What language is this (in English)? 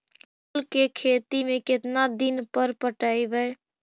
Magahi